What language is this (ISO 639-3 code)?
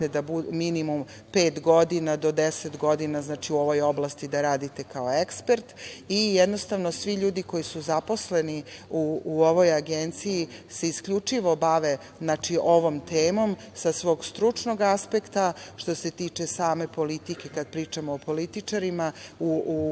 srp